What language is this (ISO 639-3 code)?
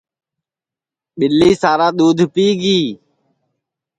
ssi